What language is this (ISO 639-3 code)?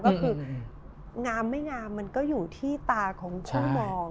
tha